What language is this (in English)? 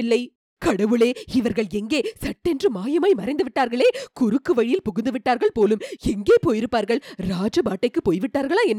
Tamil